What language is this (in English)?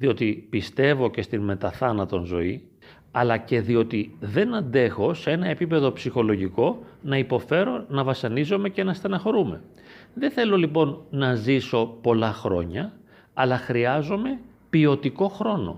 Greek